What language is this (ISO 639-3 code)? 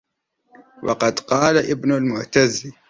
ara